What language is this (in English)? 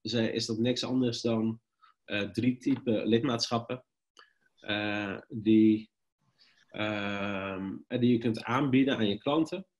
Dutch